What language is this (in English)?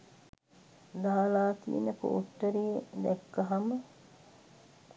Sinhala